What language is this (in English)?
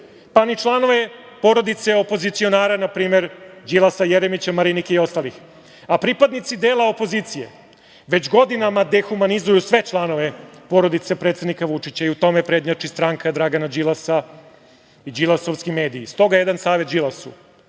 Serbian